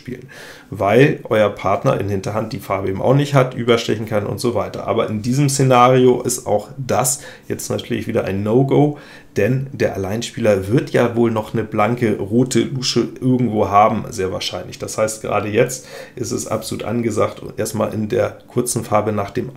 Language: German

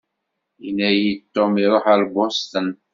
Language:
Kabyle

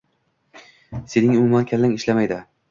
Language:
Uzbek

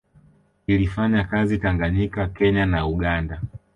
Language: Swahili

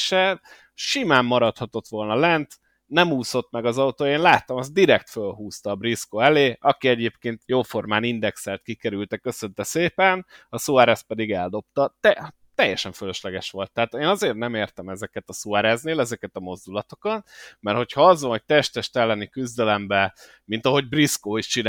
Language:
Hungarian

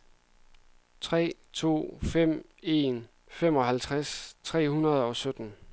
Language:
Danish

